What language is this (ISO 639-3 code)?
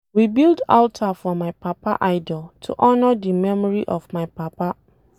pcm